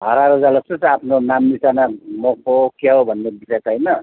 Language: Nepali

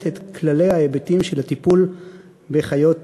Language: Hebrew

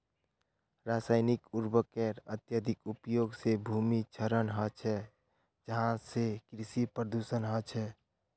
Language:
Magahi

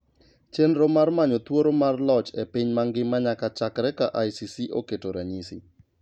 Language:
Luo (Kenya and Tanzania)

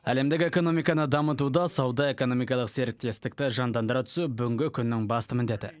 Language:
Kazakh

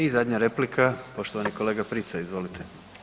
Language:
Croatian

